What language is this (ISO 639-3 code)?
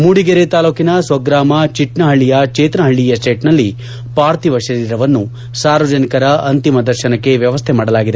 kan